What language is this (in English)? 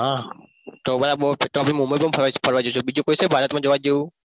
Gujarati